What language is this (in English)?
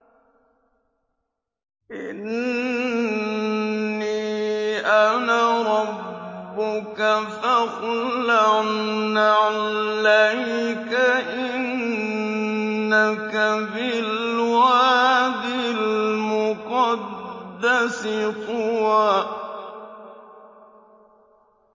Arabic